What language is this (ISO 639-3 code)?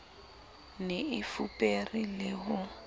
sot